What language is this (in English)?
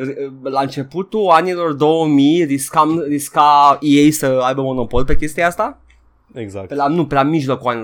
Romanian